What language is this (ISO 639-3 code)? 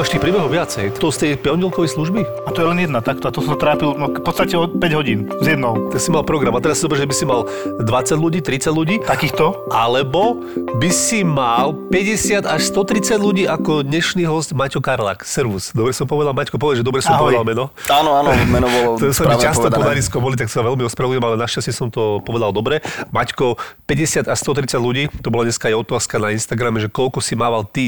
slk